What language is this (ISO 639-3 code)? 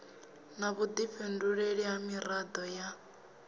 ven